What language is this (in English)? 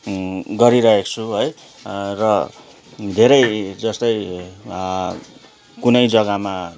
Nepali